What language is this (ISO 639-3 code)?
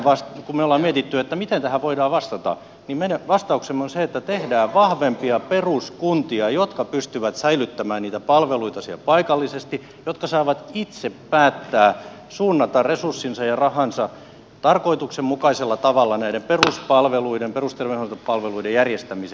fin